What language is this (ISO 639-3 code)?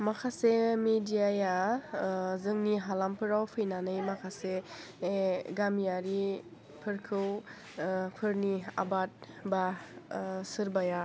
brx